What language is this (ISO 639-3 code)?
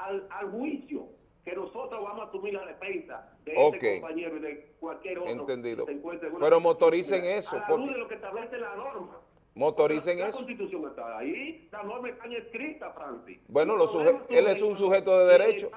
spa